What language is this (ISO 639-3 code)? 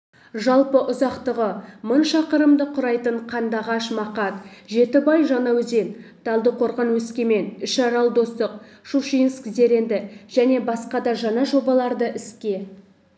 kaz